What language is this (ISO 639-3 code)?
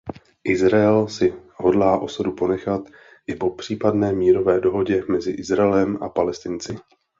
ces